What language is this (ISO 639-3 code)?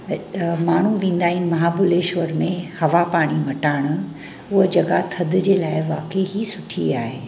snd